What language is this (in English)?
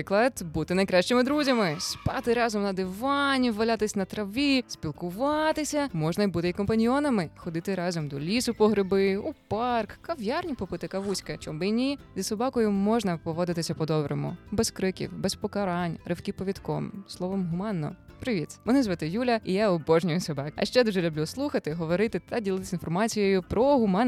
Ukrainian